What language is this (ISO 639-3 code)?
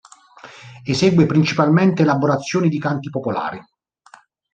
ita